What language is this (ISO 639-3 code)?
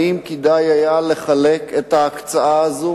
heb